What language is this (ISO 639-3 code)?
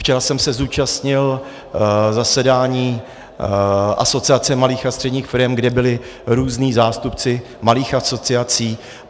ces